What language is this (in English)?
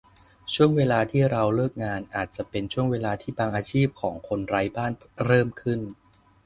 Thai